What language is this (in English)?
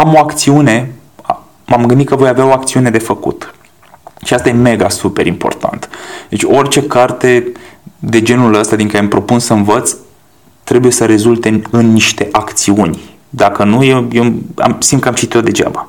Romanian